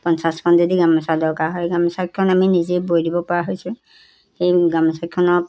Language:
Assamese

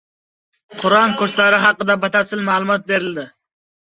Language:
Uzbek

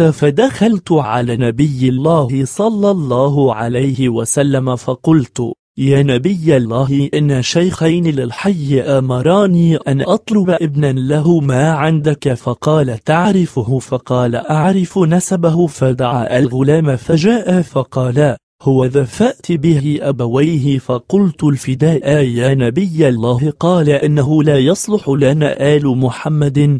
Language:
Arabic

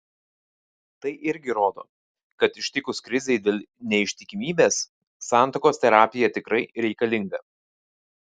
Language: Lithuanian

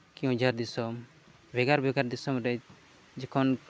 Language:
Santali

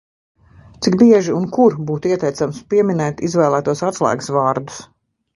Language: Latvian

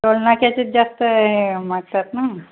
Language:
Marathi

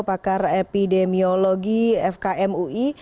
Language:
Indonesian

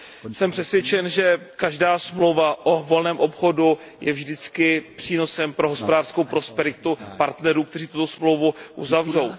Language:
Czech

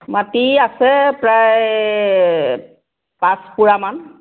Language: Assamese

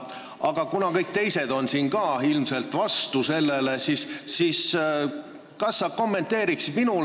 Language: Estonian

